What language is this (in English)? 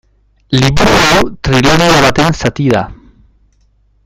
Basque